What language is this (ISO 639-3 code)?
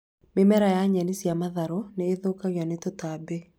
kik